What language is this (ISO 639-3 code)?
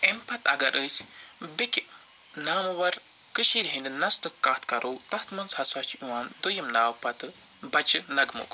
kas